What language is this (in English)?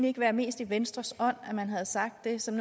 Danish